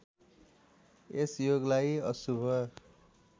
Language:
Nepali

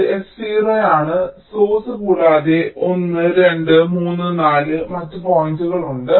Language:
Malayalam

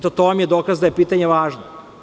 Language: Serbian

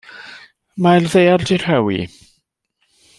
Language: Welsh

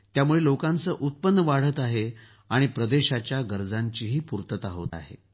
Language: Marathi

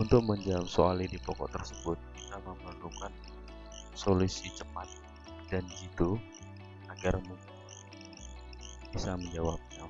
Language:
Indonesian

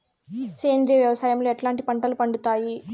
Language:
Telugu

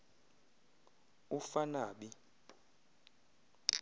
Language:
Xhosa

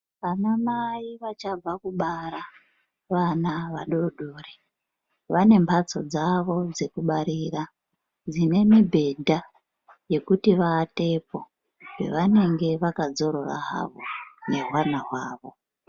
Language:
Ndau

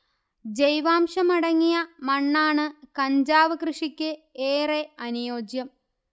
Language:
Malayalam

